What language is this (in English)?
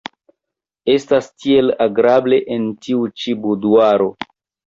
Esperanto